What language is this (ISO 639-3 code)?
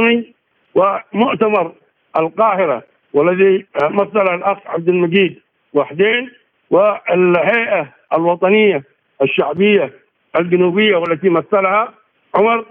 ara